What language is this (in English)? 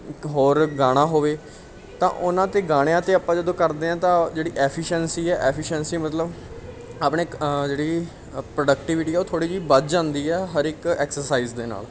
Punjabi